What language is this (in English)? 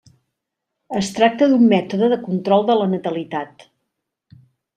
Catalan